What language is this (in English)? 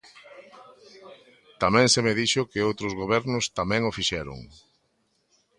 Galician